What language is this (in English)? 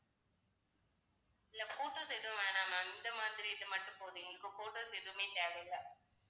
Tamil